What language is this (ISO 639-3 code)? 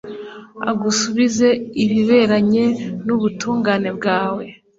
kin